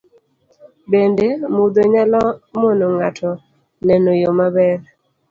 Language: Luo (Kenya and Tanzania)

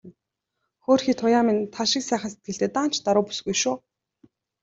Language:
Mongolian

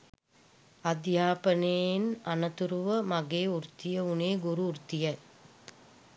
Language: Sinhala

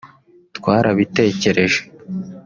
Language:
Kinyarwanda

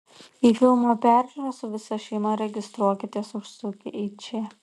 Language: Lithuanian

